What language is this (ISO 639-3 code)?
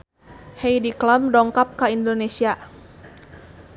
sun